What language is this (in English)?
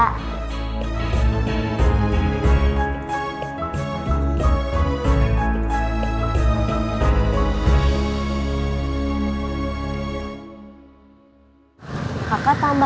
Indonesian